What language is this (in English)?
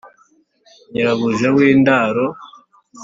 Kinyarwanda